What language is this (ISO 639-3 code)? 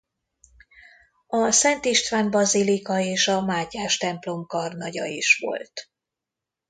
hun